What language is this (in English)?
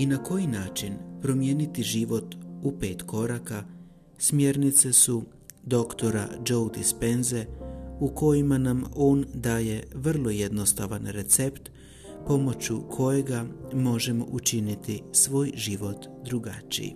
Croatian